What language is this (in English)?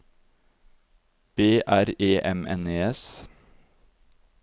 Norwegian